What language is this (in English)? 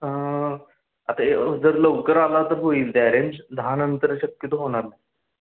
Marathi